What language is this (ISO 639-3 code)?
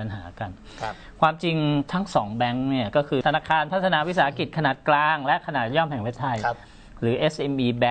tha